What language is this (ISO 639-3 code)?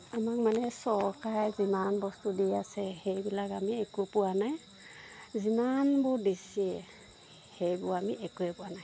asm